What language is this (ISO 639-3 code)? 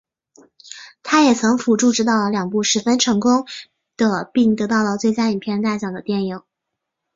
zho